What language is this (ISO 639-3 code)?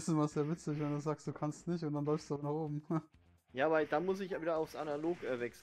deu